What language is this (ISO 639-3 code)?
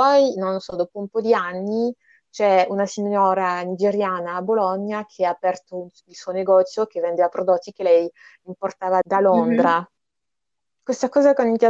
ita